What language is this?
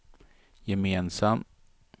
Swedish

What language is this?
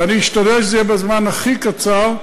Hebrew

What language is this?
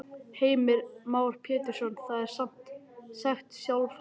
Icelandic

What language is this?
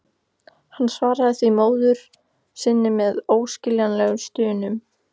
Icelandic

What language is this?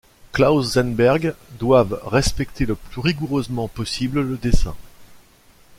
French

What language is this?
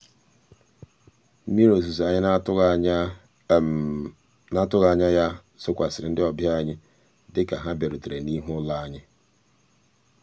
Igbo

